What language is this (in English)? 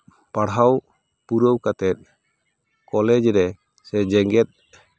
Santali